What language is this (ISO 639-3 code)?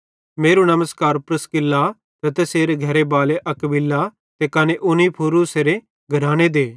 bhd